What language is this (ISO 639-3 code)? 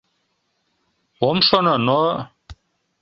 chm